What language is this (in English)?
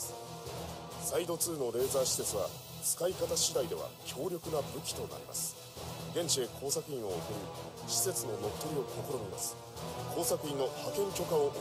Japanese